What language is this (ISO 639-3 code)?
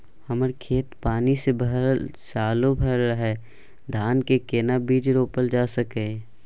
mai